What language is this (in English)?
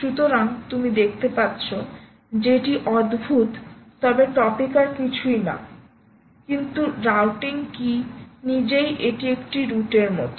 Bangla